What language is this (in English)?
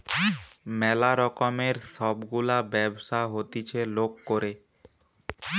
Bangla